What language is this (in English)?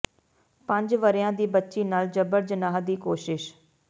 Punjabi